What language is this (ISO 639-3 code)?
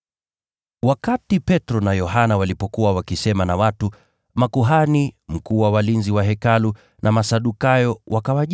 swa